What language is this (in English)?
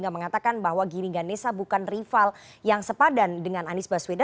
Indonesian